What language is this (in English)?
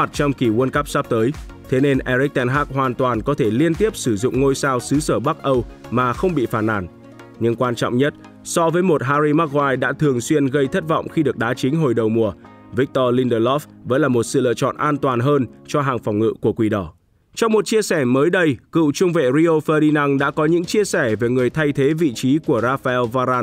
Vietnamese